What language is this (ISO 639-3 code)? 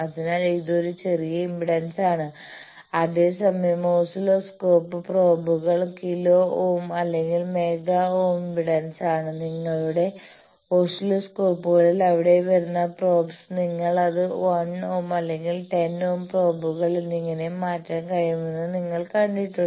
mal